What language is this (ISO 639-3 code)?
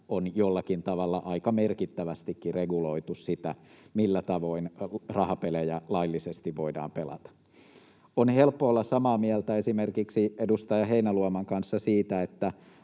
fin